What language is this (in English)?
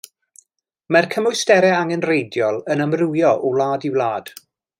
Welsh